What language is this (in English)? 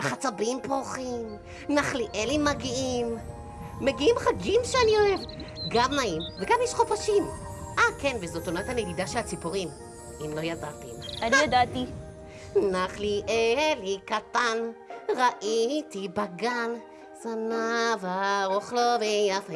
Hebrew